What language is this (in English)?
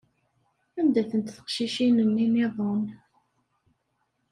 Kabyle